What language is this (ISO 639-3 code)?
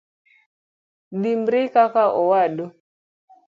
luo